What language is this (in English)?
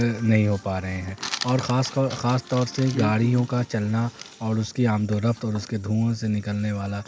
Urdu